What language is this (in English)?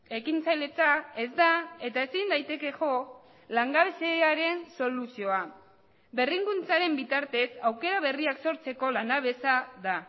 Basque